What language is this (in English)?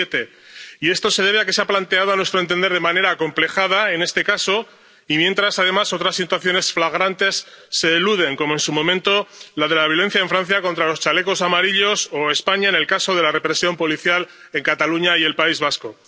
Spanish